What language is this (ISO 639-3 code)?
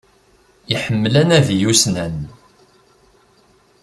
kab